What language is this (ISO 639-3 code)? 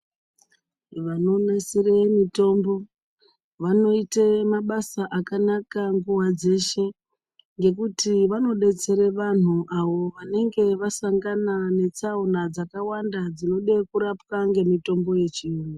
ndc